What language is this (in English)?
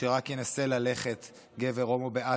Hebrew